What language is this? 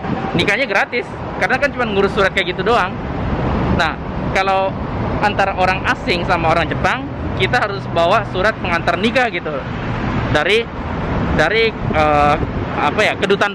Indonesian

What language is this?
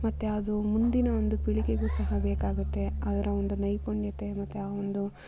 Kannada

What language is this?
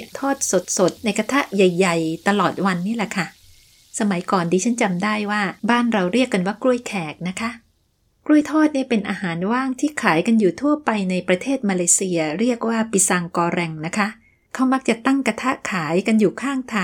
Thai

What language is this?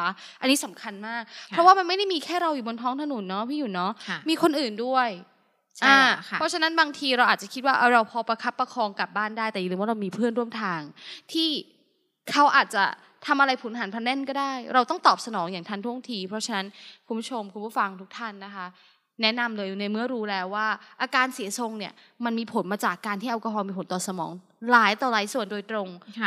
Thai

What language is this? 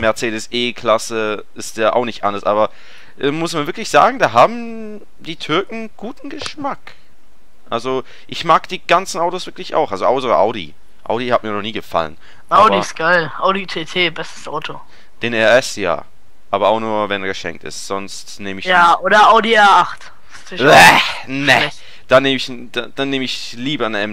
German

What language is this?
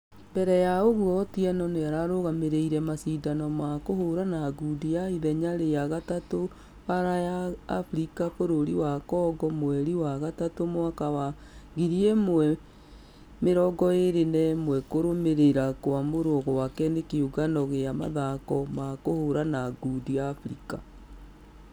Kikuyu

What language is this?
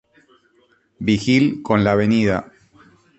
Spanish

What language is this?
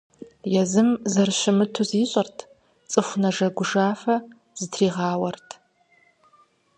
Kabardian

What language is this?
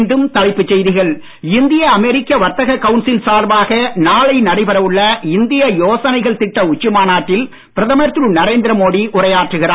Tamil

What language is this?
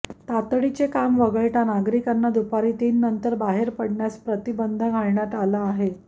Marathi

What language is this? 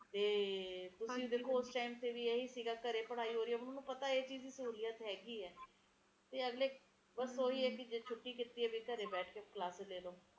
Punjabi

